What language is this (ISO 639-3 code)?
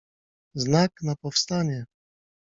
pol